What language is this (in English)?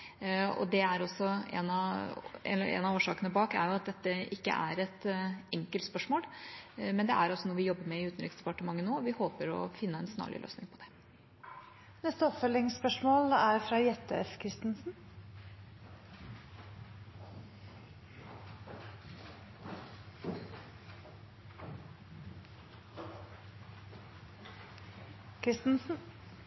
Norwegian Bokmål